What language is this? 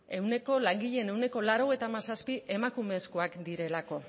Basque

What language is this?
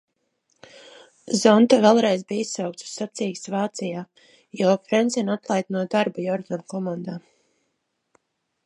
Latvian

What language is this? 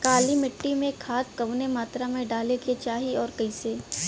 Bhojpuri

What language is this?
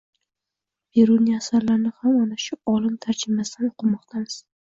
Uzbek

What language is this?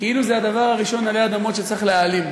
Hebrew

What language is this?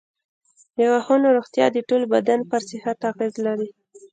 Pashto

